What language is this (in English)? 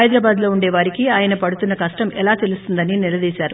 Telugu